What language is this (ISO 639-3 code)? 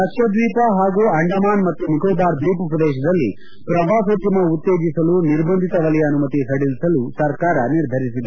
kan